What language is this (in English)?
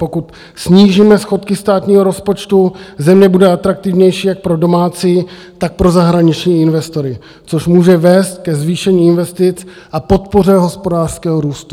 Czech